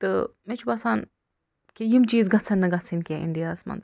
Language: Kashmiri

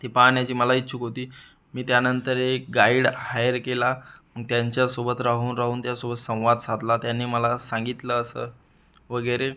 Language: Marathi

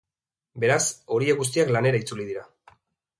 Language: Basque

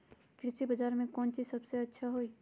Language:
Magahi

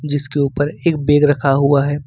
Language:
Hindi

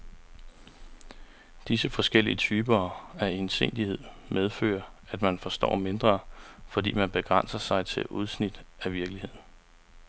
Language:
Danish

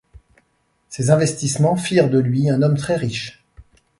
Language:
French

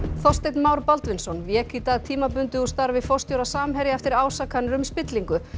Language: Icelandic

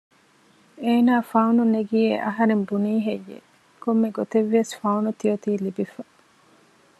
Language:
Divehi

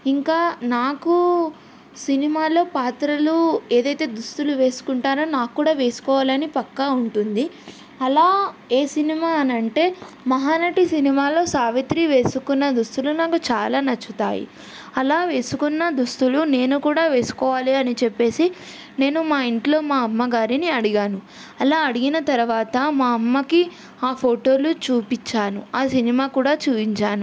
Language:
Telugu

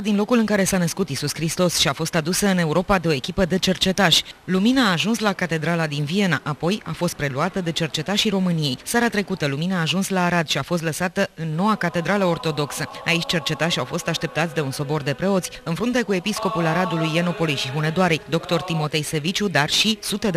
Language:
Romanian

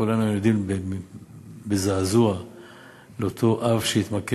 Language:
Hebrew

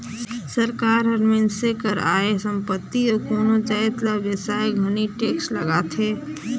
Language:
Chhattisgarhi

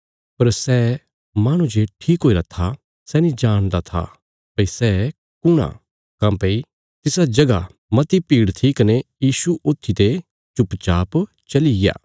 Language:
Bilaspuri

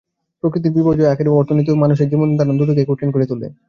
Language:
Bangla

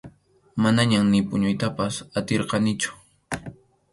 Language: Arequipa-La Unión Quechua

